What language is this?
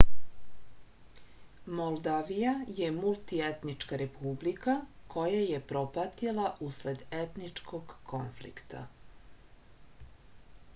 Serbian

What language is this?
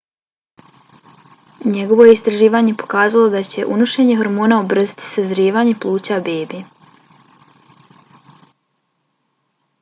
Bosnian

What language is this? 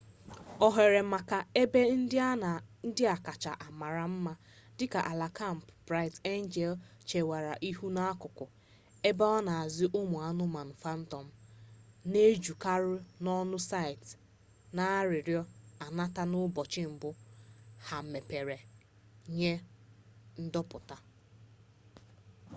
Igbo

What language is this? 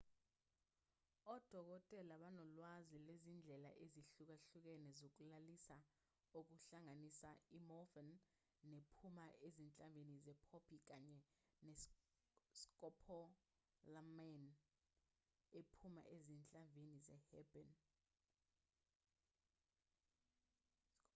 Zulu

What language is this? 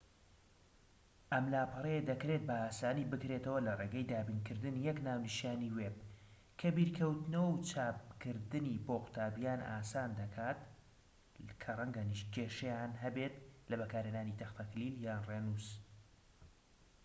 Central Kurdish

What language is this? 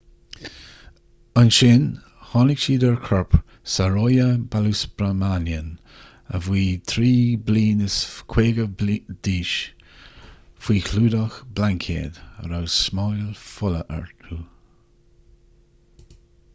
Irish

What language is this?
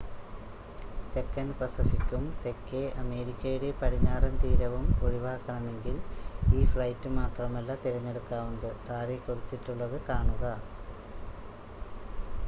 Malayalam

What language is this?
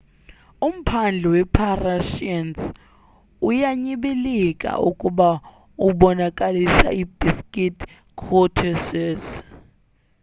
Xhosa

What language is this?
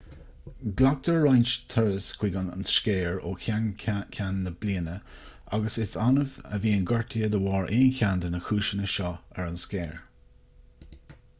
Irish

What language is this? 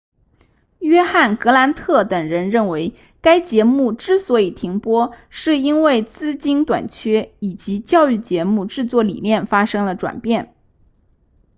Chinese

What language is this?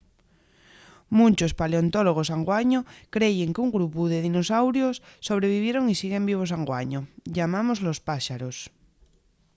Asturian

